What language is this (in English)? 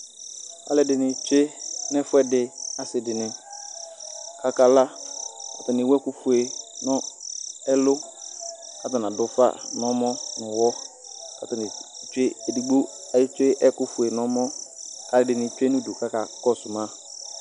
Ikposo